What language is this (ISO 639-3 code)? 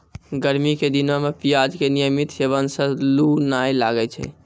mai